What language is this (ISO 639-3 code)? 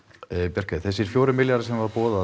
isl